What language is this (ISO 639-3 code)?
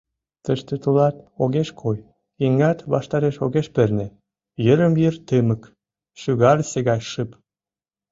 chm